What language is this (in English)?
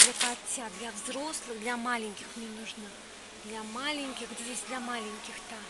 Russian